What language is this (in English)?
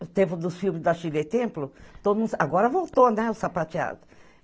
Portuguese